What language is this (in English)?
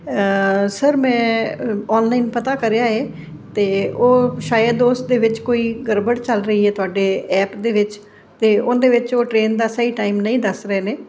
Punjabi